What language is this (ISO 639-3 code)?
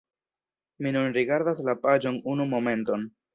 epo